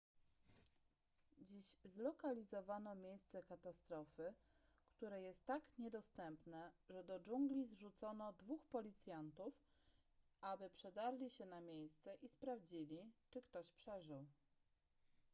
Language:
Polish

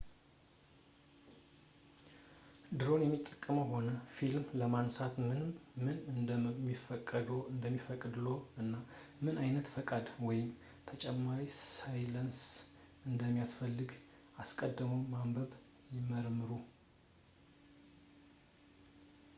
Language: Amharic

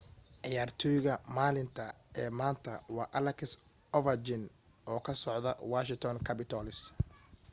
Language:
Somali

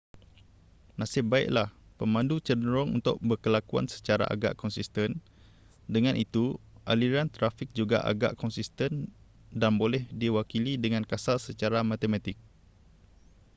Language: Malay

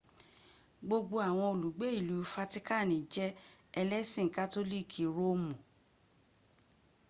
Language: Yoruba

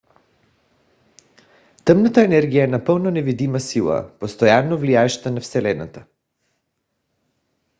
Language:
Bulgarian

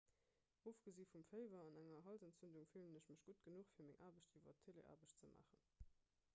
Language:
Luxembourgish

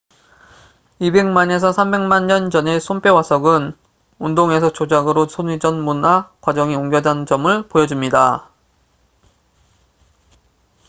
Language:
Korean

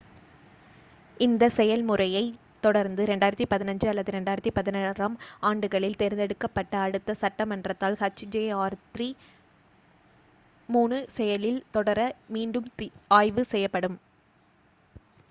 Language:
Tamil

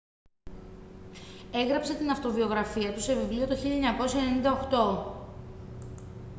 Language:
Greek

